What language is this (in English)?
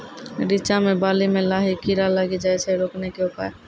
Maithili